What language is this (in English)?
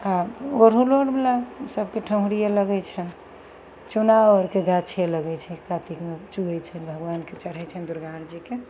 Maithili